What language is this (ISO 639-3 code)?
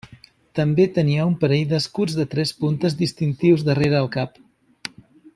cat